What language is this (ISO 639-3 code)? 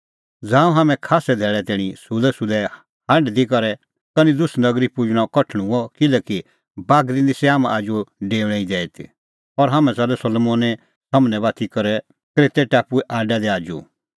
kfx